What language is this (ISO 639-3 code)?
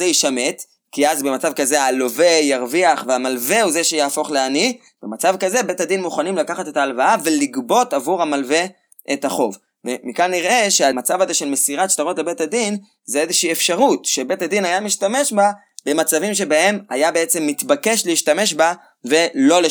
heb